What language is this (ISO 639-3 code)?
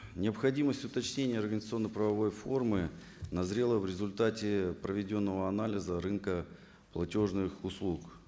kaz